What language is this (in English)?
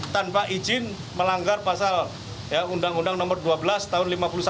Indonesian